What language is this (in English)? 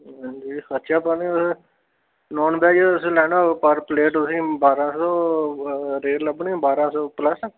Dogri